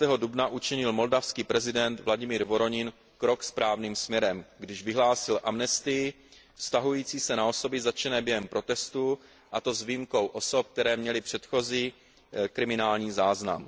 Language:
Czech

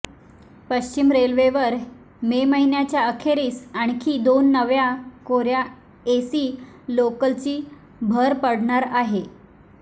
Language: Marathi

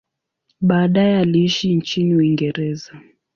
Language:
Swahili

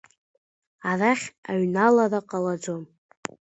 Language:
Abkhazian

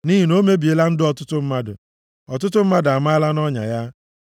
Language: Igbo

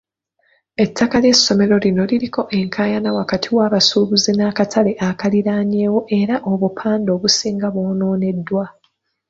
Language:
Ganda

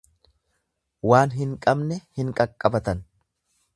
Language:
Oromo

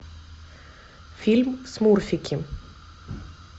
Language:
Russian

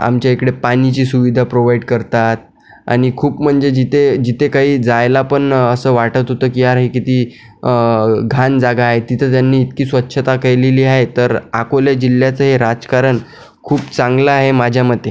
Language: Marathi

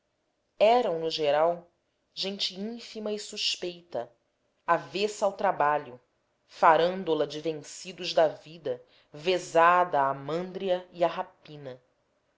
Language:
Portuguese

